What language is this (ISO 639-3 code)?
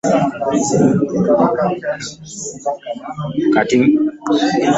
lug